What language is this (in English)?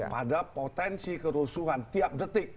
Indonesian